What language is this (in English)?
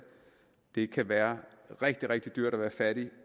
Danish